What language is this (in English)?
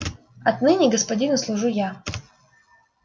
Russian